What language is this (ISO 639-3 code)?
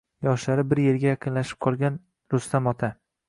uzb